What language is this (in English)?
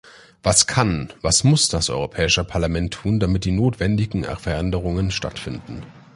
German